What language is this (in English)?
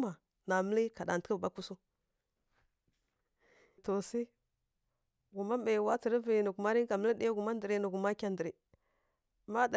Kirya-Konzəl